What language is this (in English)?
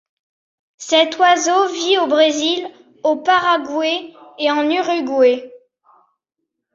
French